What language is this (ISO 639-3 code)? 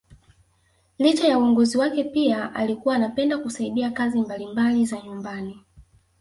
swa